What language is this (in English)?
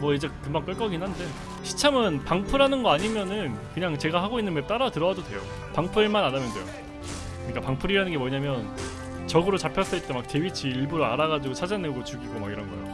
Korean